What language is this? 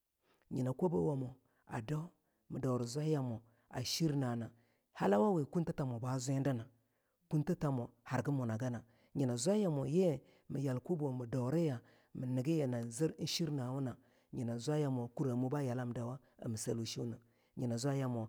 Longuda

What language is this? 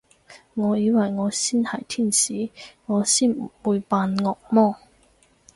Cantonese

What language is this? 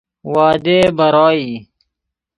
Persian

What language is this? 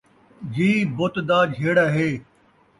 Saraiki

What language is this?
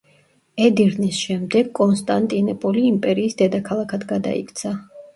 Georgian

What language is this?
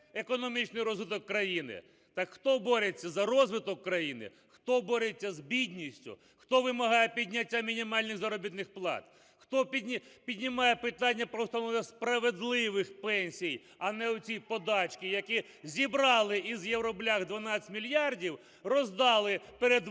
Ukrainian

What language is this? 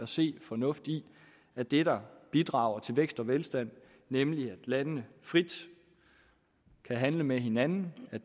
Danish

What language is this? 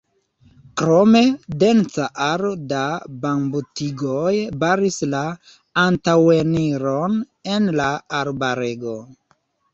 Esperanto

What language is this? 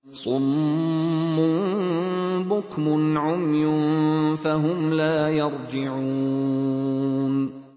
Arabic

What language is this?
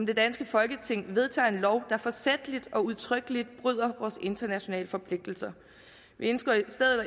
Danish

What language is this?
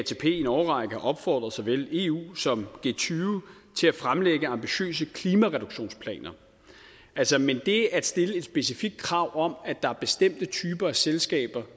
Danish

